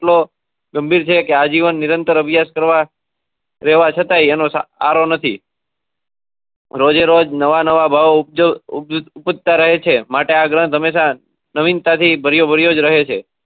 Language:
Gujarati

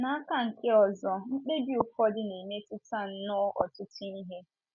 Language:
Igbo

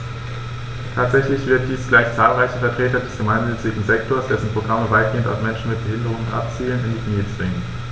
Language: German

